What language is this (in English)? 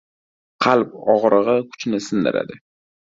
Uzbek